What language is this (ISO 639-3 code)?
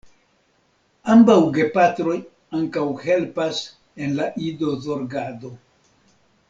epo